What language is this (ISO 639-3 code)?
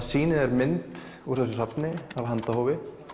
isl